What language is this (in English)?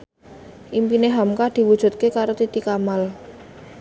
Javanese